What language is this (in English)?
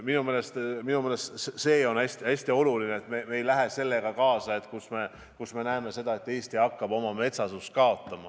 Estonian